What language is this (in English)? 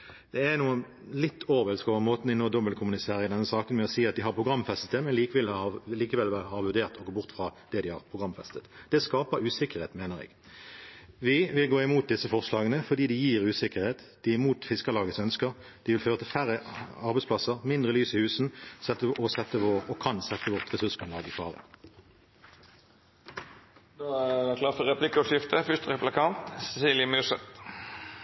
Norwegian